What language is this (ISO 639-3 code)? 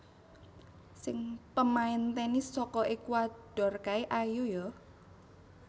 jav